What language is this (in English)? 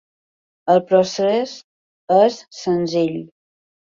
Catalan